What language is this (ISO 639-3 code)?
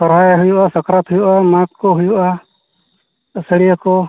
sat